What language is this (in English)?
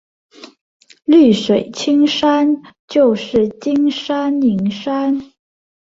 Chinese